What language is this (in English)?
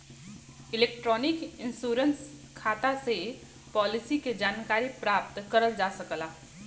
Bhojpuri